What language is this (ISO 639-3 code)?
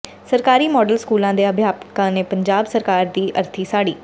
pan